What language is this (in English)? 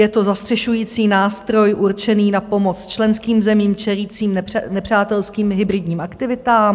Czech